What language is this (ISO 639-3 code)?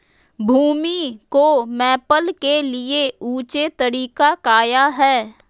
mag